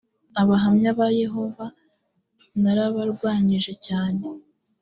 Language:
Kinyarwanda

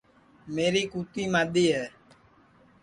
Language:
Sansi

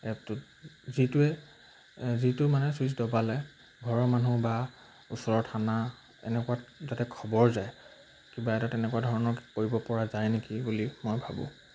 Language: Assamese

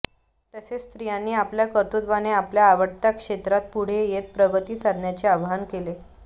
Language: Marathi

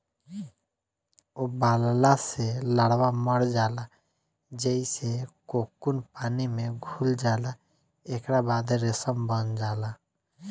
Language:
Bhojpuri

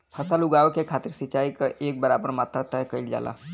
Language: Bhojpuri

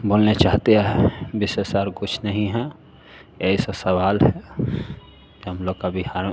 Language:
Hindi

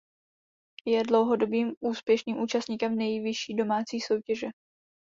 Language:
Czech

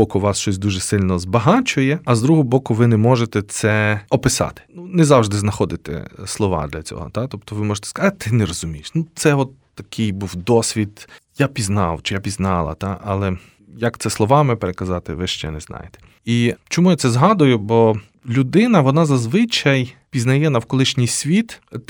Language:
Ukrainian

